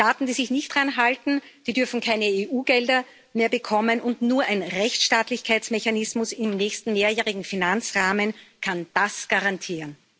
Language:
German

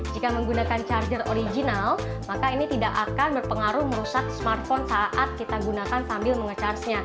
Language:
Indonesian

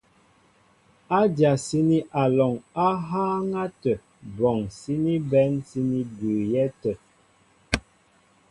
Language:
Mbo (Cameroon)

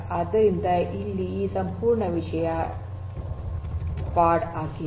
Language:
Kannada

